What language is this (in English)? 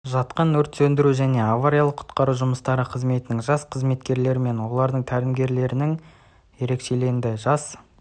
Kazakh